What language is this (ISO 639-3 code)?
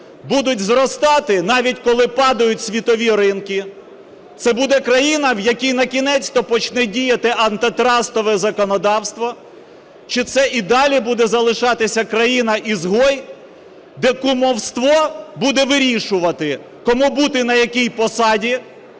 ukr